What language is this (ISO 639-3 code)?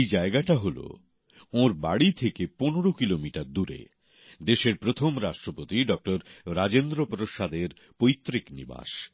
ben